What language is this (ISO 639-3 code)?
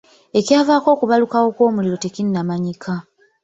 lug